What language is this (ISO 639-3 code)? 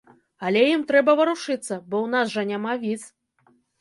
bel